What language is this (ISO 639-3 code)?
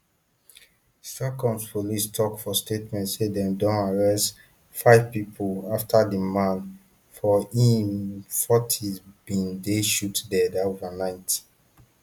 pcm